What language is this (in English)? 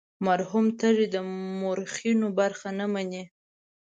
Pashto